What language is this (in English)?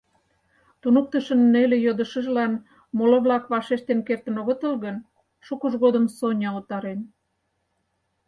Mari